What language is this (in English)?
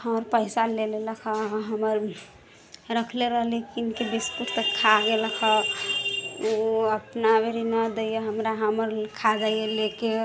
Maithili